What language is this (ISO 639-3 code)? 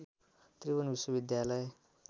nep